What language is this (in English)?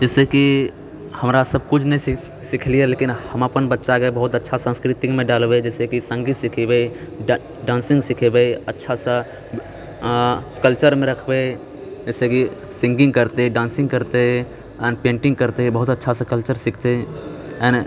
Maithili